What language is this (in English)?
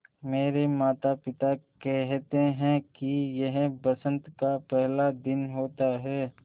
Hindi